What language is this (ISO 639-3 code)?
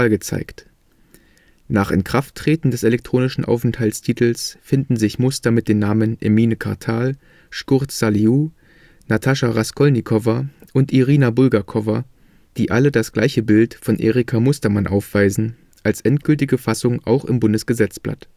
deu